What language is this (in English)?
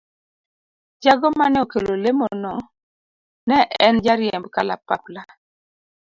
Luo (Kenya and Tanzania)